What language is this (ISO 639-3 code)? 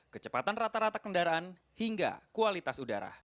ind